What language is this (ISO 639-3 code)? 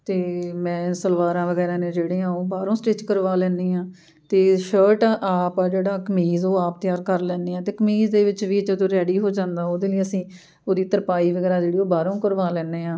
pan